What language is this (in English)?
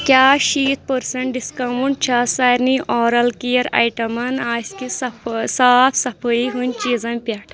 Kashmiri